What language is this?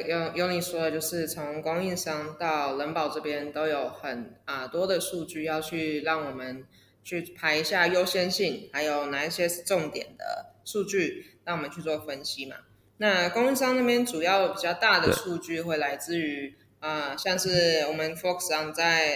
Chinese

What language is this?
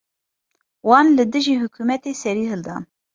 Kurdish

